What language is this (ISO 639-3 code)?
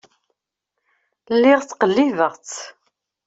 kab